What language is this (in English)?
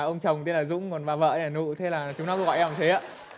Vietnamese